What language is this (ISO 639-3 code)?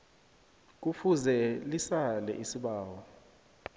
nbl